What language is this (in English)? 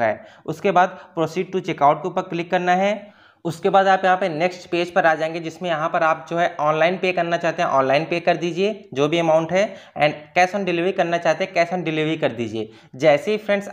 Hindi